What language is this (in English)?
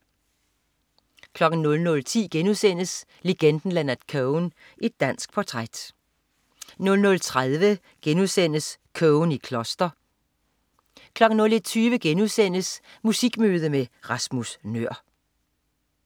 Danish